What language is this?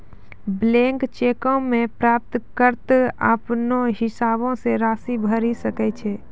Maithili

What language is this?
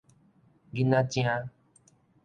Min Nan Chinese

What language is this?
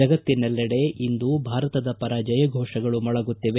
Kannada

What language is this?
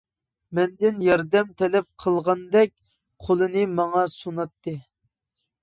Uyghur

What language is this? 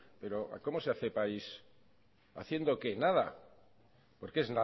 Spanish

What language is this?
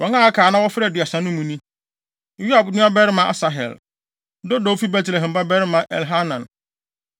Akan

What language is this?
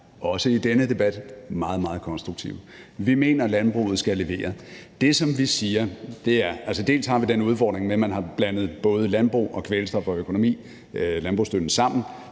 Danish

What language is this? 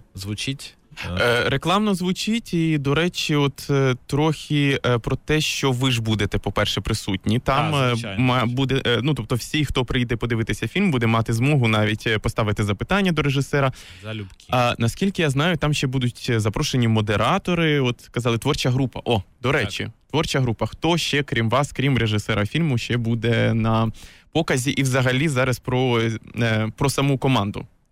Ukrainian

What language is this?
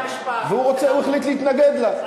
Hebrew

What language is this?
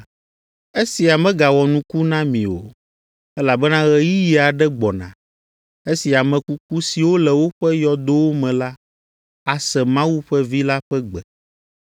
Ewe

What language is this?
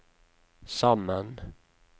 Norwegian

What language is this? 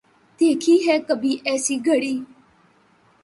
Urdu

